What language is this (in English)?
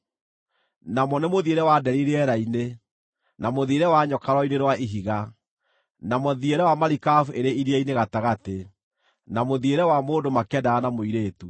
Kikuyu